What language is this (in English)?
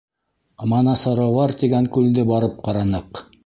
Bashkir